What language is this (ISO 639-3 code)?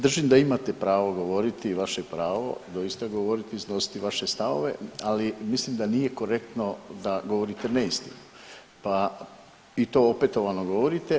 hrv